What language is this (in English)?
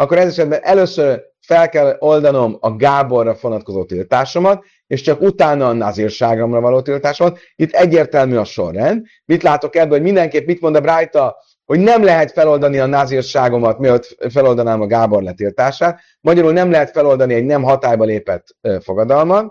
Hungarian